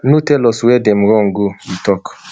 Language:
Nigerian Pidgin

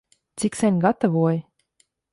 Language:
Latvian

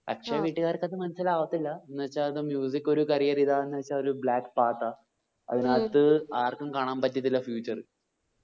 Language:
Malayalam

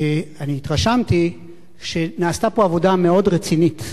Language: Hebrew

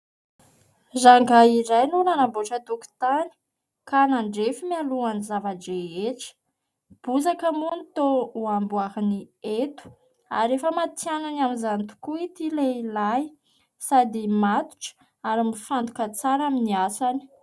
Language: Malagasy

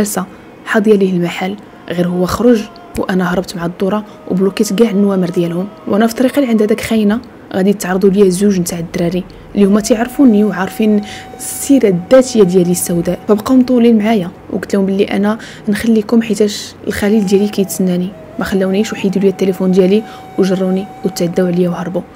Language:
Arabic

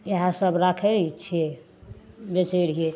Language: Maithili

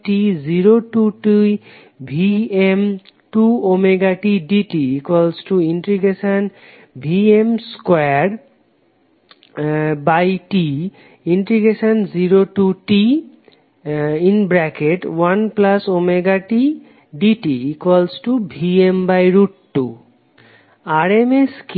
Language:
Bangla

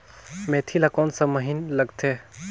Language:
Chhattisgarhi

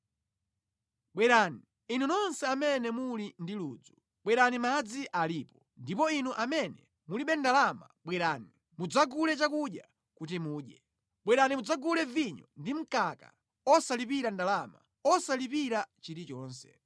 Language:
Nyanja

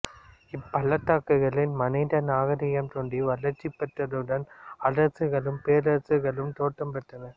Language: Tamil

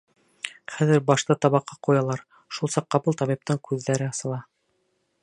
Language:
Bashkir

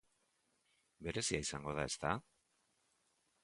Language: Basque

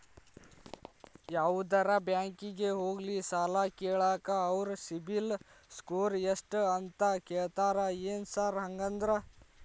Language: Kannada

